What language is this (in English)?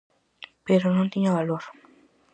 Galician